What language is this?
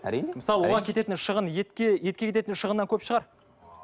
Kazakh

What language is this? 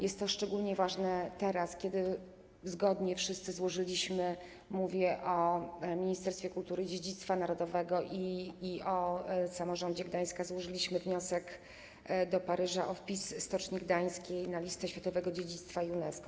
Polish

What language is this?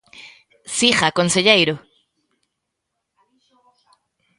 Galician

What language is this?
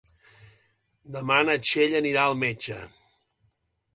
Catalan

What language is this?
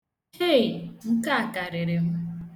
Igbo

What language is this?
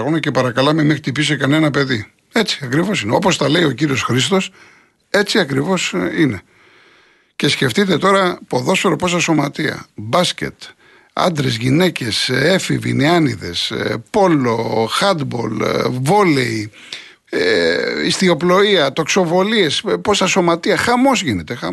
Greek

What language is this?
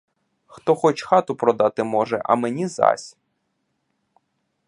Ukrainian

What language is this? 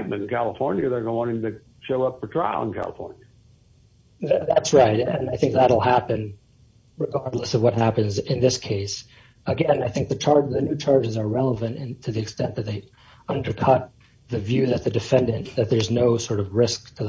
English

